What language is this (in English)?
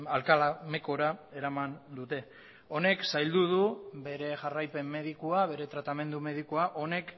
Basque